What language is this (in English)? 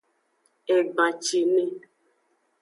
Aja (Benin)